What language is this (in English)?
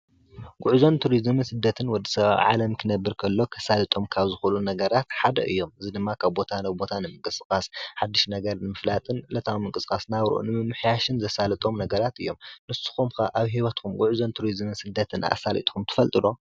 Tigrinya